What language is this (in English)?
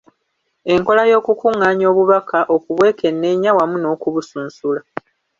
Ganda